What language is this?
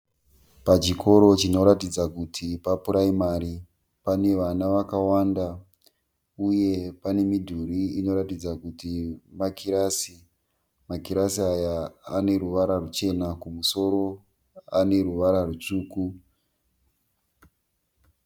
Shona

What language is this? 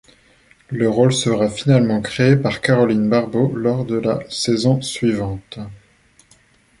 French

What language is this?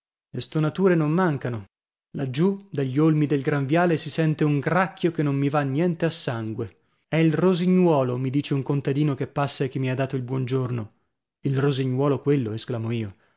Italian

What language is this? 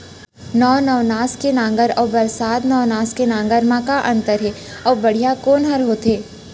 Chhattisgarhi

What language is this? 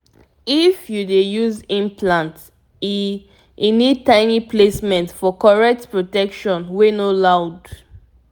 Nigerian Pidgin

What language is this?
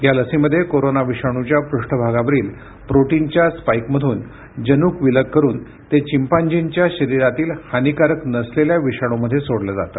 Marathi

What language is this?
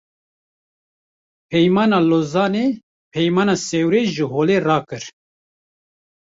Kurdish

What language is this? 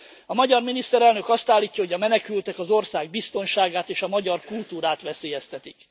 Hungarian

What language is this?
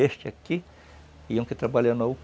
Portuguese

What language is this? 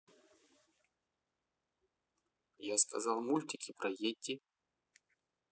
Russian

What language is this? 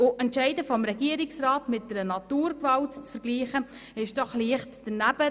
Swiss German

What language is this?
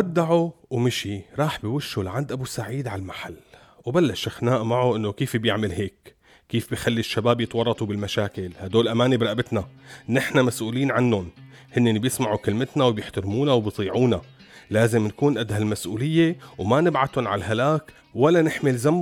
Arabic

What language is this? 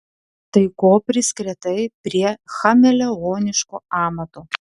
Lithuanian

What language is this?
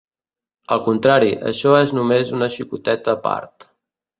Catalan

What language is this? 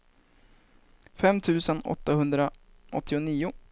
Swedish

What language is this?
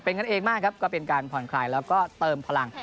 Thai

